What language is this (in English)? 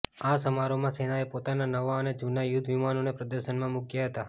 Gujarati